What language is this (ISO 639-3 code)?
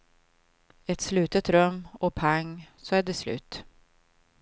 swe